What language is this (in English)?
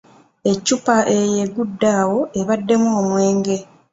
Ganda